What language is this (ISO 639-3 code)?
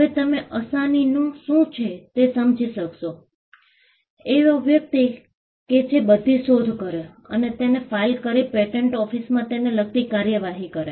guj